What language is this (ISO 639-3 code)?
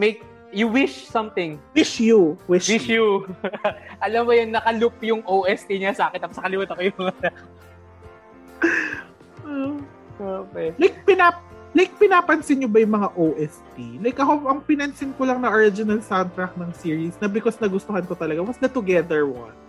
fil